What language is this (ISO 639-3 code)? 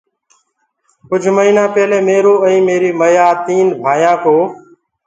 ggg